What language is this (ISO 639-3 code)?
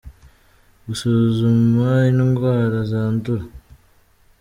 kin